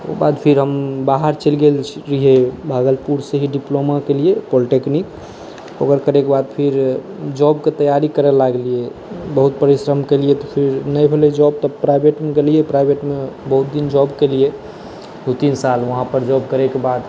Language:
Maithili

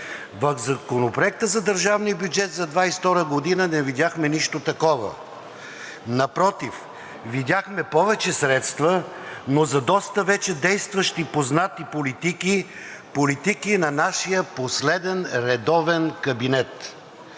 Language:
Bulgarian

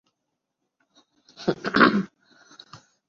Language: Urdu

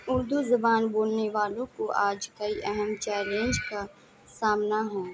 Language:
Urdu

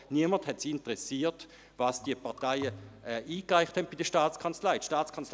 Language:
Swiss German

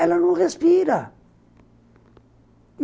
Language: Portuguese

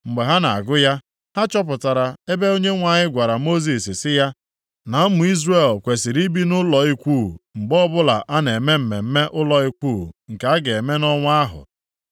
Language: Igbo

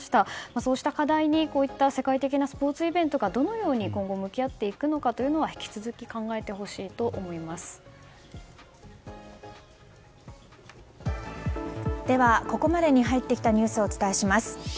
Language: Japanese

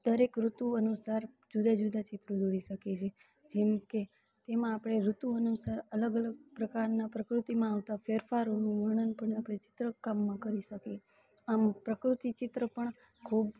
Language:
Gujarati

